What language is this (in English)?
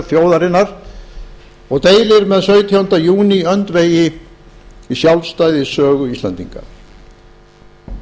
Icelandic